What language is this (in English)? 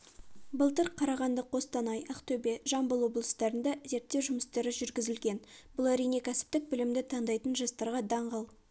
Kazakh